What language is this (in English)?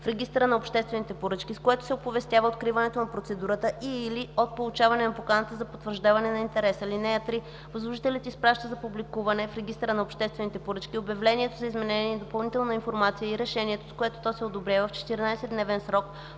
Bulgarian